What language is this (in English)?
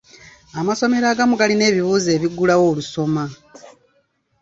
Ganda